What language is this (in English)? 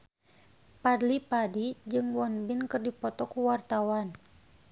Sundanese